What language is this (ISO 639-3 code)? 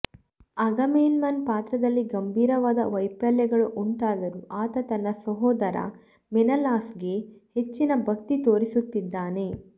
kan